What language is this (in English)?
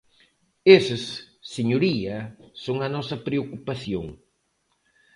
Galician